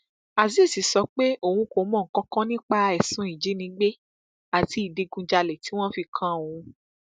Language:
Yoruba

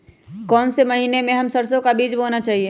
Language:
Magahi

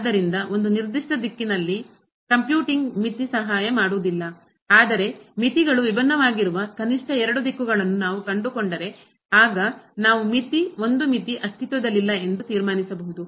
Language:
Kannada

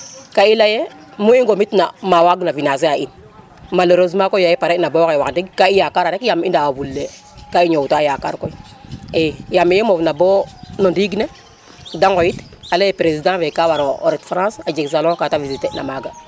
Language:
Serer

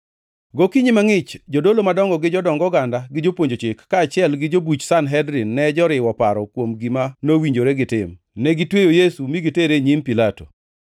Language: Luo (Kenya and Tanzania)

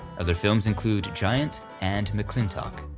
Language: English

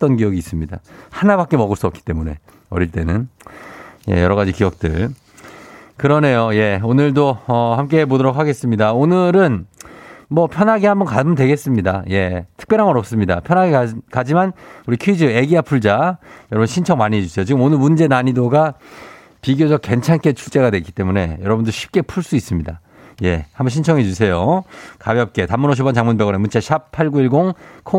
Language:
Korean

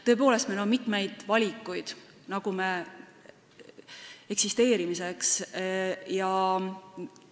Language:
Estonian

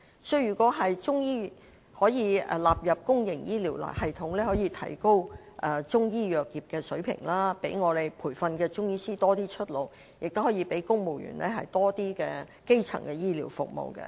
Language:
Cantonese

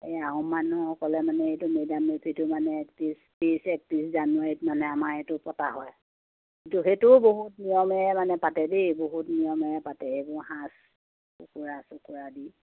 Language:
Assamese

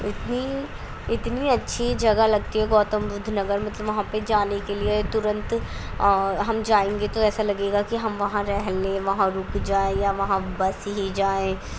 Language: Urdu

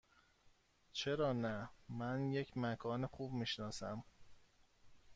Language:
Persian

